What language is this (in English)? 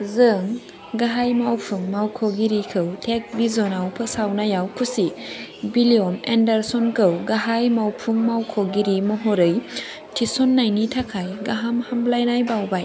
Bodo